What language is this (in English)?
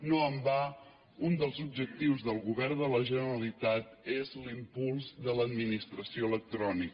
Catalan